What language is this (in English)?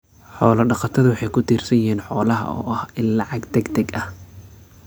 Somali